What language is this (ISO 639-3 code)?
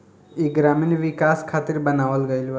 bho